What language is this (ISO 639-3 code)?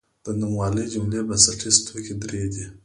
pus